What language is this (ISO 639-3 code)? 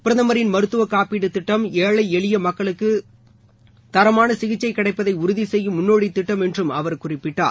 tam